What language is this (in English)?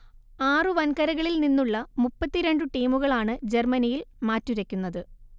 Malayalam